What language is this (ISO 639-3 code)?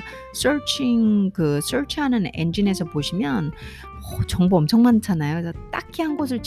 kor